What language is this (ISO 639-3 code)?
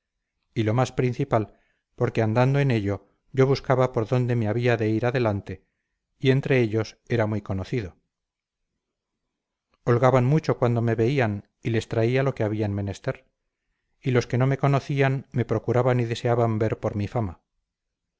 spa